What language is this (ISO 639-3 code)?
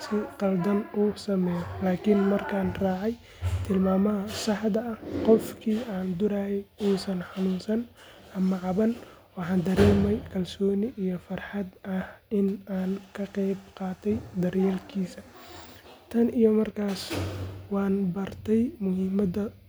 som